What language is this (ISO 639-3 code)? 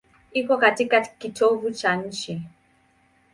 swa